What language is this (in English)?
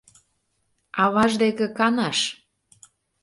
Mari